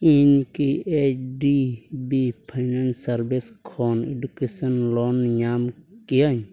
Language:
Santali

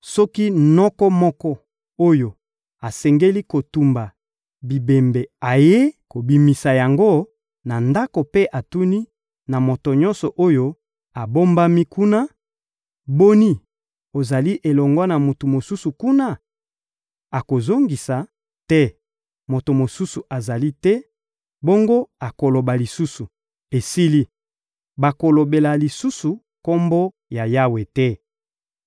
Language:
Lingala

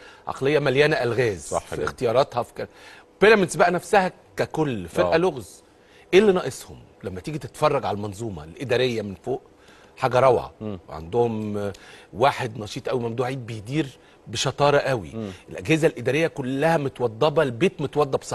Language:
Arabic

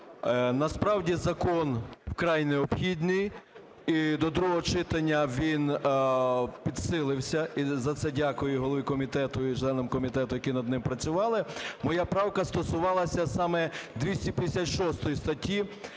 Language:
Ukrainian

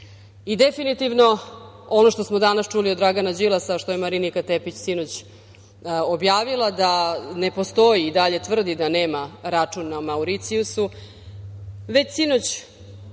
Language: Serbian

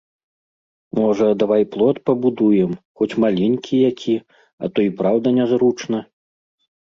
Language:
Belarusian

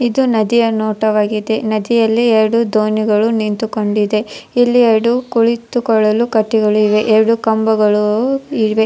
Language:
Kannada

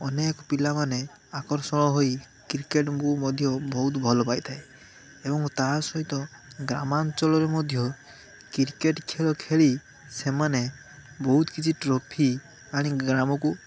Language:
Odia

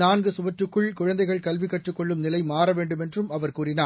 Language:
Tamil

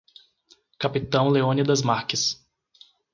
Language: Portuguese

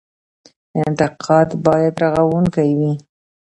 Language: Pashto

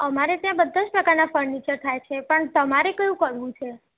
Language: Gujarati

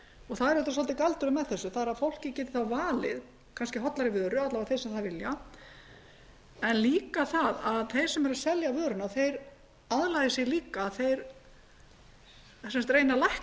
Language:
Icelandic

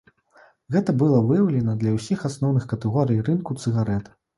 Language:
Belarusian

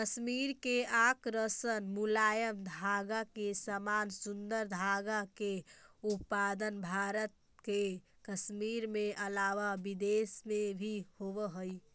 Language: Magahi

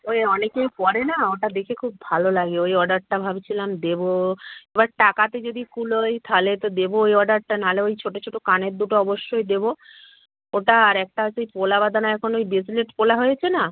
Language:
Bangla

